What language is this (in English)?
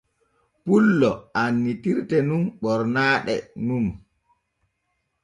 Borgu Fulfulde